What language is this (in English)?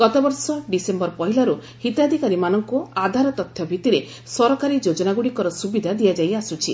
Odia